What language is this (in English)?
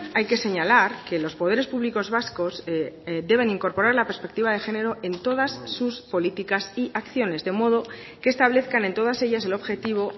Spanish